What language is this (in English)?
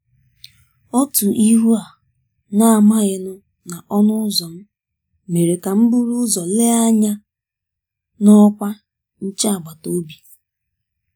Igbo